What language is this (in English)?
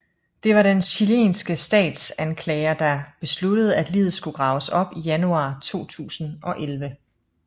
Danish